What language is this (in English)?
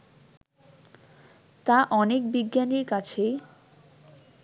Bangla